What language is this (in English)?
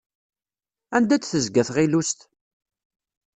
Kabyle